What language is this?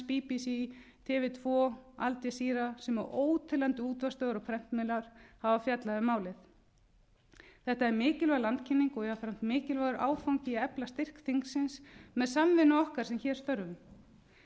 Icelandic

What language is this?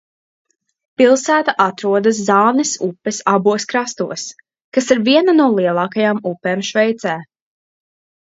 Latvian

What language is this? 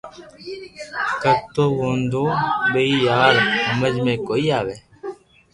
Loarki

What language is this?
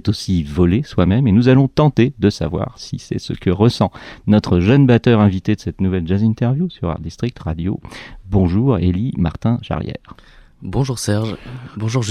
French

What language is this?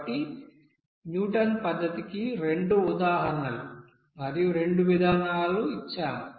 Telugu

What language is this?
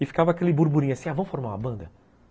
Portuguese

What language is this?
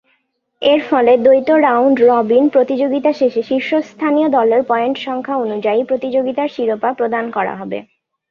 Bangla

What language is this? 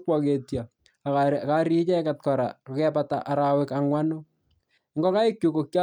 Kalenjin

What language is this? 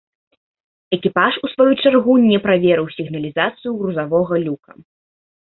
Belarusian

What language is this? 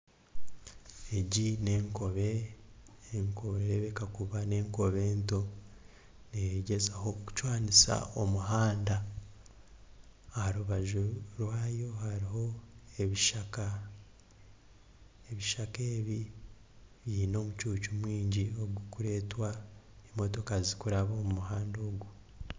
Nyankole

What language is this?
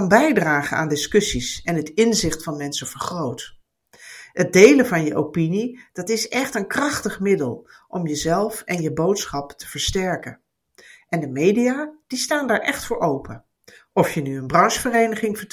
Dutch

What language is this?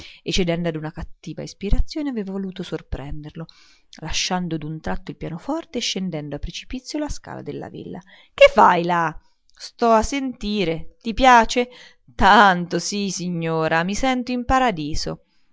Italian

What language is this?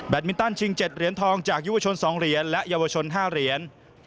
Thai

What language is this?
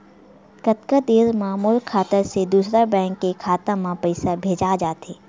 Chhattisgarhi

